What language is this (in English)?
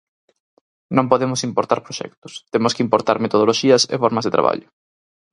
Galician